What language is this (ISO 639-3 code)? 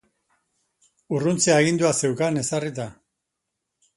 eus